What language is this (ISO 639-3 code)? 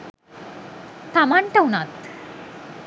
sin